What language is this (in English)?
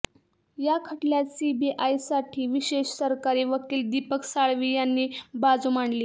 Marathi